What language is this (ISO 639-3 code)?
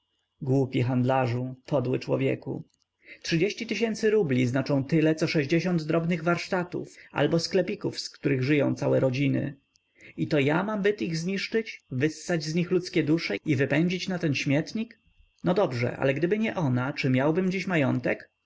pol